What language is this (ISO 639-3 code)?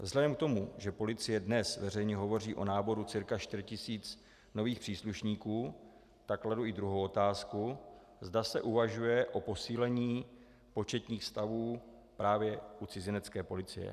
ces